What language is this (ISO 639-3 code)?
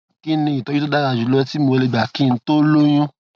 yor